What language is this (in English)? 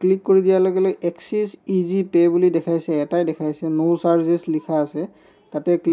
Hindi